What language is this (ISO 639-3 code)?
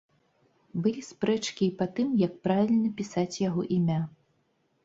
bel